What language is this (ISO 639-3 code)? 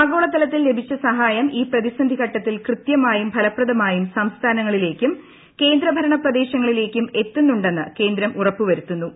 mal